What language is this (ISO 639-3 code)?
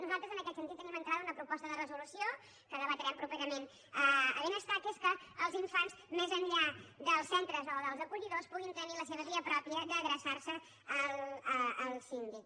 cat